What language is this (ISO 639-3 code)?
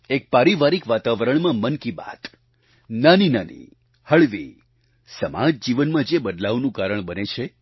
guj